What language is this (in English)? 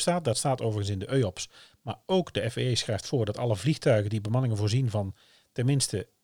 Dutch